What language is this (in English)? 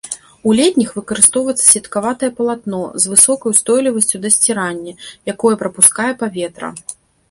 Belarusian